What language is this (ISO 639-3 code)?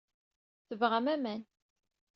kab